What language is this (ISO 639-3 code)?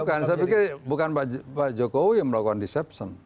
ind